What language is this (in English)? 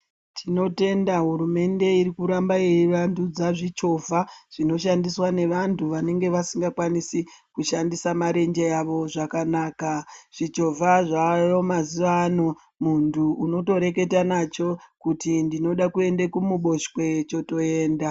Ndau